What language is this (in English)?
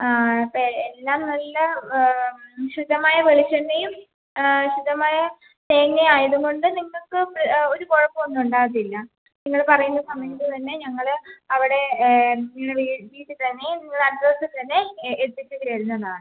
Malayalam